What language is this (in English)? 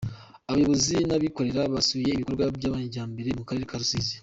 Kinyarwanda